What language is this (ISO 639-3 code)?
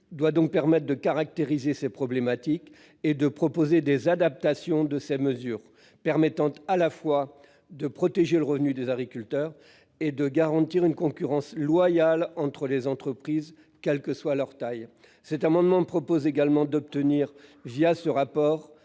fra